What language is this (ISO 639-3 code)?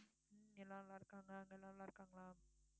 tam